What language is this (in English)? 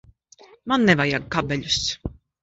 Latvian